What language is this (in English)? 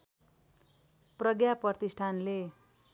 Nepali